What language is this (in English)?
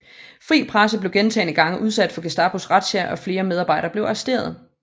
Danish